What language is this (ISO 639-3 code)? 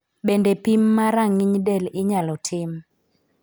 luo